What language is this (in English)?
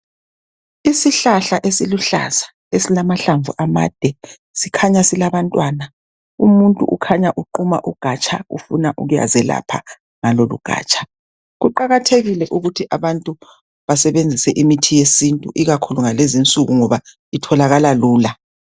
North Ndebele